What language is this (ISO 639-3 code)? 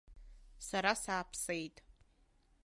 abk